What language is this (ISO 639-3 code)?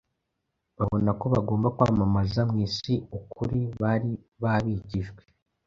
kin